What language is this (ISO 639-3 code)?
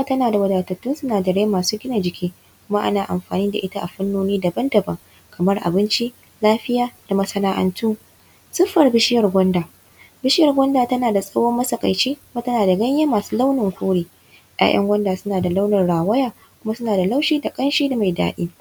hau